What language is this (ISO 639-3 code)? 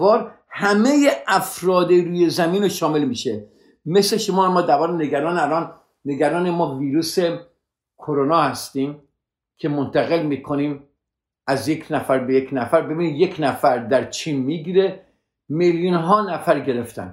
fas